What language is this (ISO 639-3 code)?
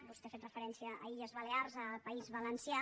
cat